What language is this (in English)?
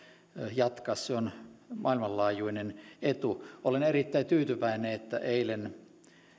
Finnish